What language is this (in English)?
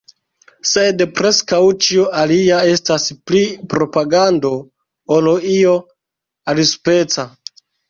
Esperanto